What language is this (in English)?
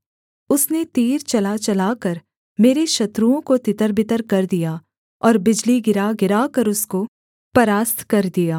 Hindi